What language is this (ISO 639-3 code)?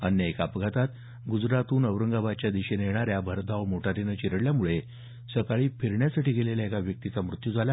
mar